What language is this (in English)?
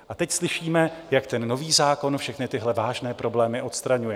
Czech